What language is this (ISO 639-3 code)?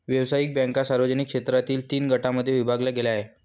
mar